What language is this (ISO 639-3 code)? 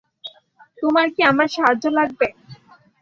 ben